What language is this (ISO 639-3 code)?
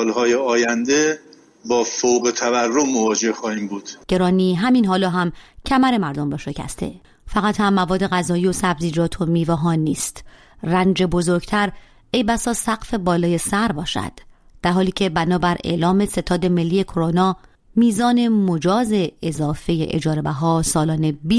fas